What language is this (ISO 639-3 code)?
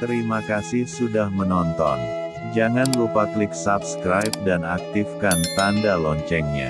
ind